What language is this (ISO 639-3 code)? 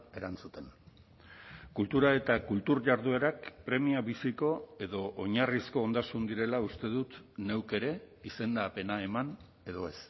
eus